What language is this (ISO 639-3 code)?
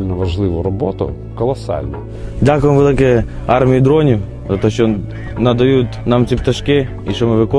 ukr